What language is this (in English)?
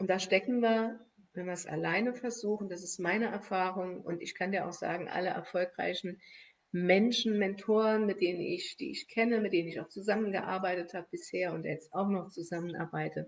German